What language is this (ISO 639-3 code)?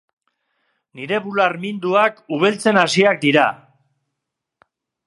eus